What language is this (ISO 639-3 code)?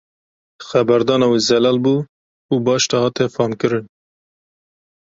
kur